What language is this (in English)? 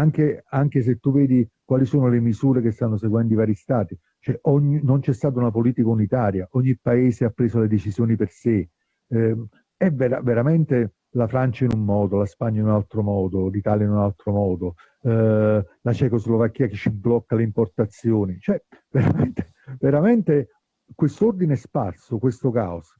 Italian